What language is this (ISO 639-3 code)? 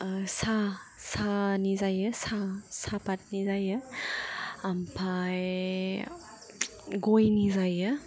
brx